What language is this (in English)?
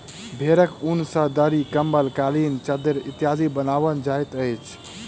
Maithili